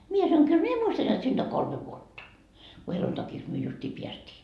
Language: Finnish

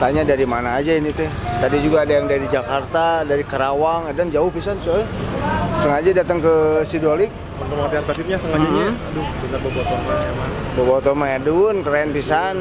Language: Indonesian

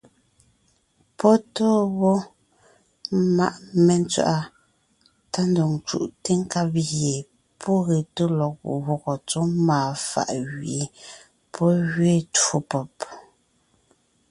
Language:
Ngiemboon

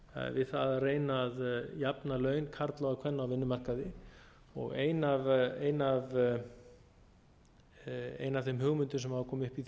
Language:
Icelandic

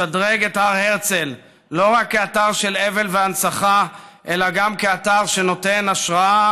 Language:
Hebrew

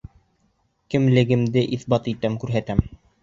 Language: Bashkir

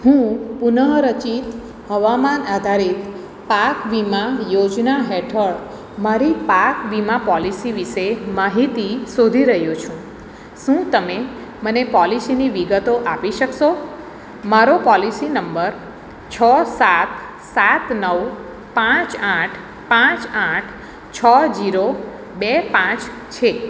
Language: Gujarati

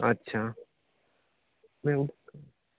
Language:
Maithili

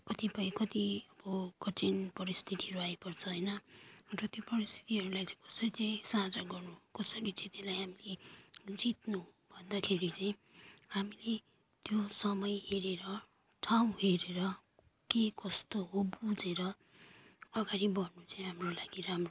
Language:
Nepali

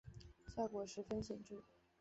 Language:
Chinese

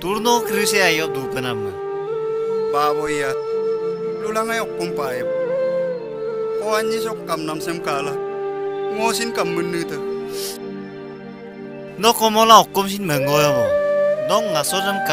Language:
Indonesian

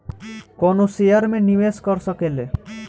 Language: Bhojpuri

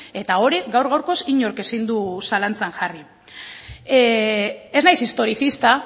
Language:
Basque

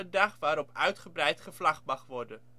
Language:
Dutch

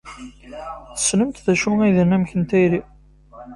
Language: Kabyle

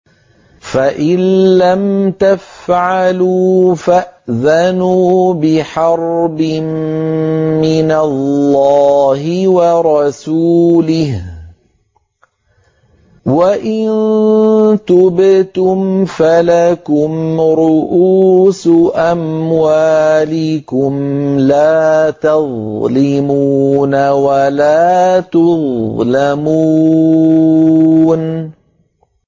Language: Arabic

